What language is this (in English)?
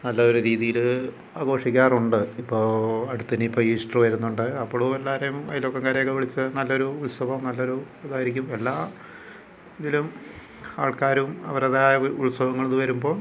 Malayalam